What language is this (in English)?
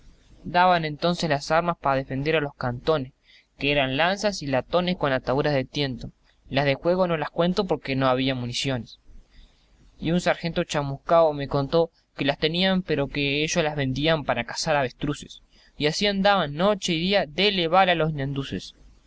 Spanish